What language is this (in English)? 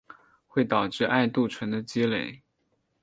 Chinese